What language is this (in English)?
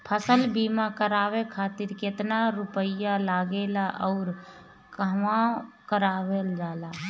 Bhojpuri